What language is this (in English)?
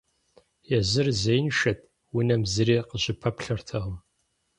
Kabardian